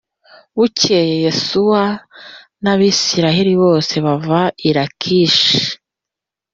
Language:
Kinyarwanda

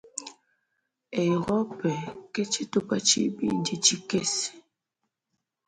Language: Luba-Lulua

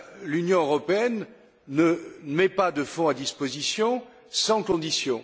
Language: French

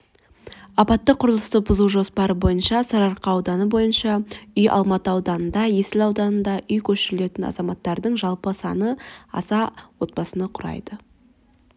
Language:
Kazakh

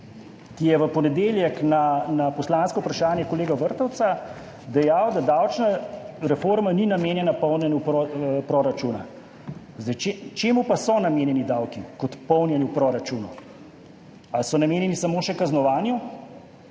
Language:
Slovenian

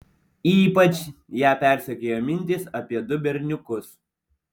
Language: Lithuanian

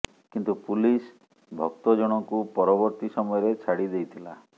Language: Odia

